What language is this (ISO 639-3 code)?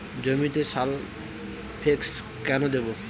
ben